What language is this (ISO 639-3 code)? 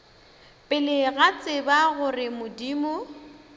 nso